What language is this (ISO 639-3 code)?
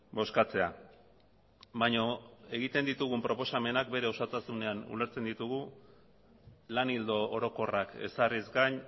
eus